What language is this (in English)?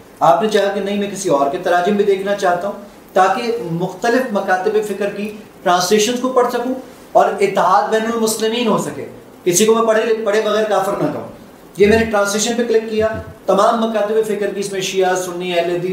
Urdu